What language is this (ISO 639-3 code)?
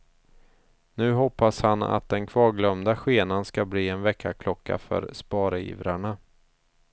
swe